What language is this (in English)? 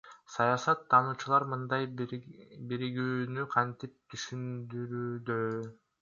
Kyrgyz